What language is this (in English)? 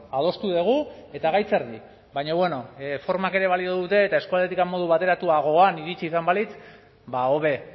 Basque